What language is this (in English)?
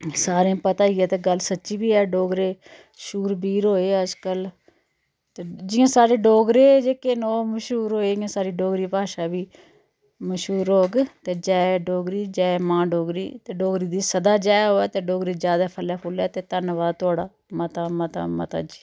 Dogri